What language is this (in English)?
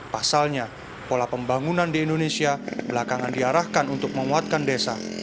Indonesian